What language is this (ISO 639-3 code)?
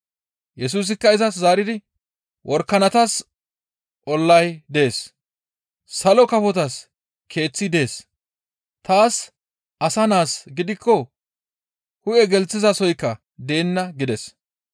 gmv